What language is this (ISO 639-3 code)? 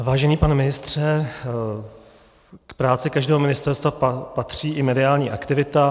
ces